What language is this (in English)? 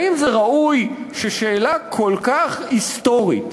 Hebrew